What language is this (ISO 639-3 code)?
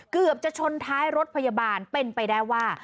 tha